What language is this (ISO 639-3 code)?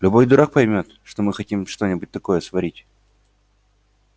rus